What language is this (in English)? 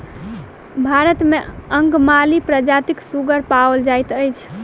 Maithili